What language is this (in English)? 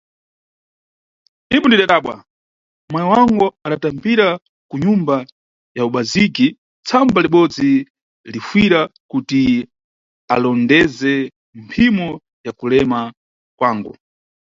Nyungwe